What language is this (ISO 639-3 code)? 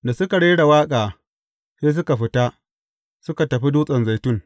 hau